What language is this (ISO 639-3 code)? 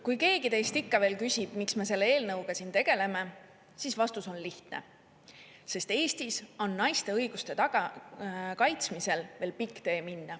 est